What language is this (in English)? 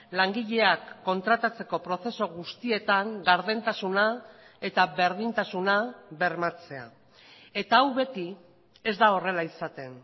Basque